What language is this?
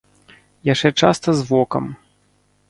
Belarusian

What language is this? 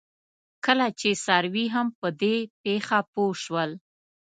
Pashto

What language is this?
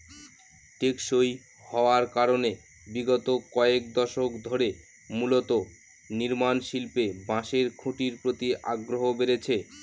Bangla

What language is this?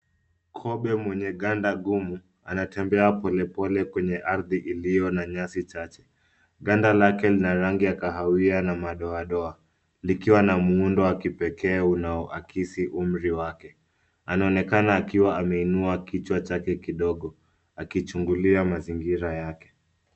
Swahili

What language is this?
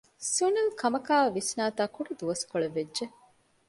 Divehi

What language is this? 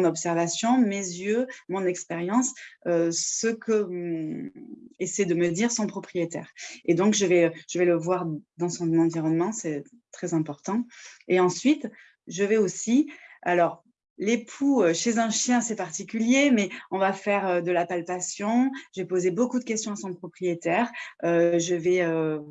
French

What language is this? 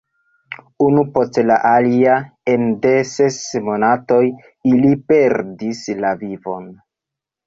Esperanto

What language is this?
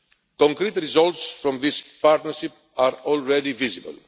English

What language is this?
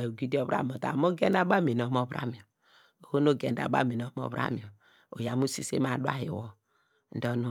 Degema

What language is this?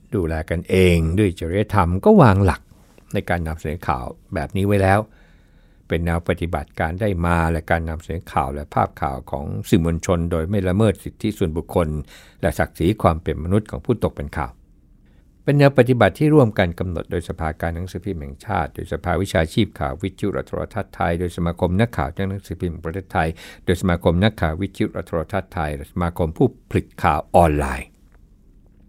Thai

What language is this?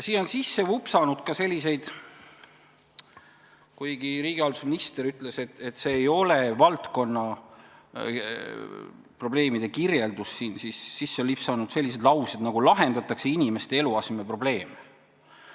Estonian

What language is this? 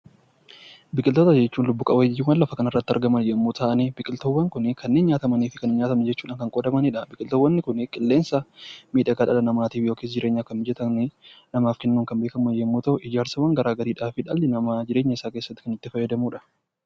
Oromo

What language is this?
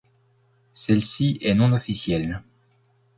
French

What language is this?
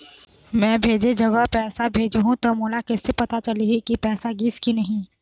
Chhattisgarhi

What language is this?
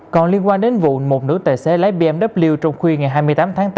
Vietnamese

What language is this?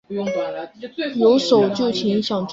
Chinese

